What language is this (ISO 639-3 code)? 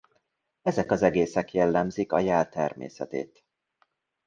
hun